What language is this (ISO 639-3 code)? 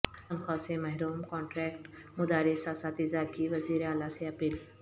urd